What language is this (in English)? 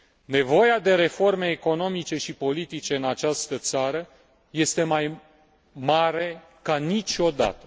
Romanian